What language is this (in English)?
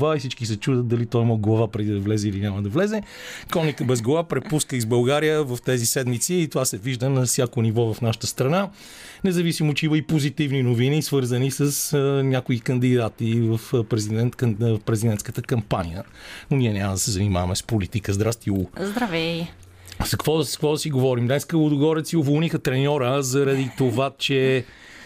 Bulgarian